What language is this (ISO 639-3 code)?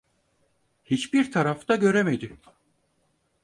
tur